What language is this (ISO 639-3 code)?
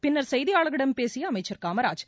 tam